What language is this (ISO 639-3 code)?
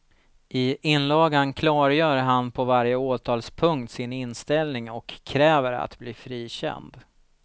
swe